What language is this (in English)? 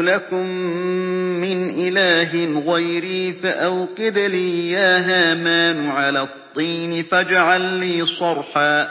Arabic